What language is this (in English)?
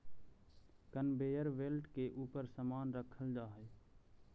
Magahi